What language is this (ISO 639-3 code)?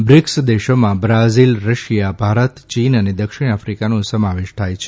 guj